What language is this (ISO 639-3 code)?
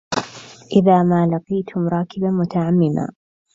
ara